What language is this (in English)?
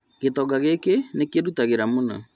Kikuyu